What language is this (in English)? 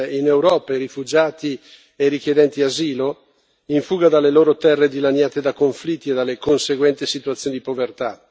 Italian